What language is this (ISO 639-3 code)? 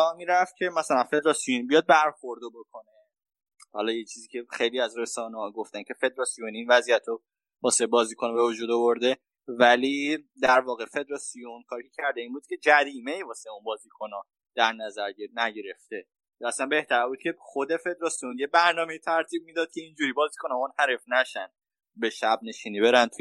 fas